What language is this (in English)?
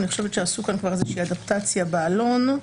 Hebrew